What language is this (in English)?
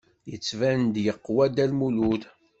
Kabyle